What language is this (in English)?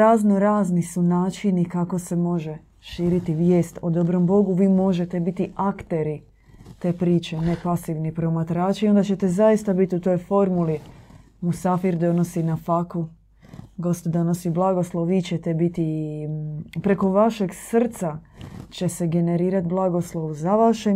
Croatian